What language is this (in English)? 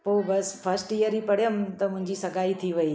Sindhi